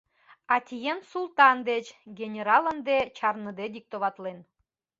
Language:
Mari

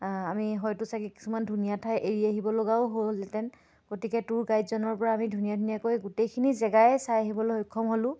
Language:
Assamese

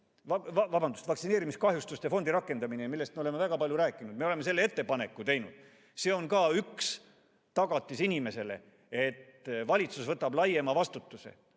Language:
Estonian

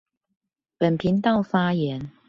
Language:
Chinese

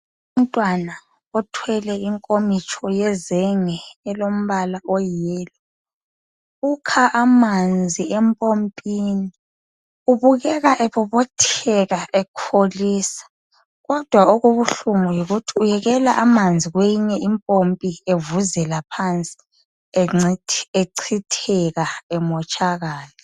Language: North Ndebele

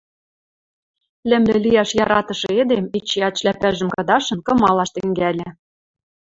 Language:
Western Mari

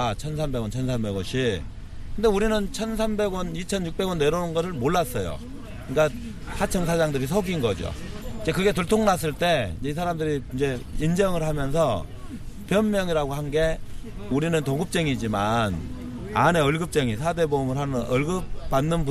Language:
Korean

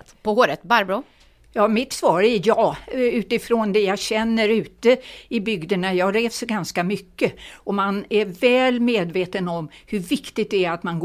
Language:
Swedish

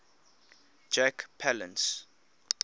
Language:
English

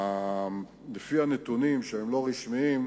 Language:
Hebrew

